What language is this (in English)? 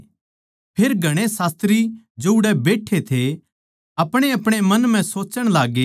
Haryanvi